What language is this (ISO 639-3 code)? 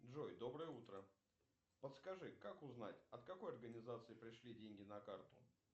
rus